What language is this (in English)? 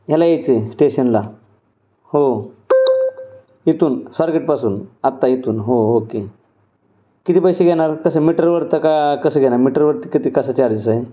Marathi